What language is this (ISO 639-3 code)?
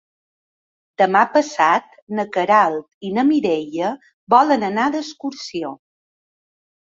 cat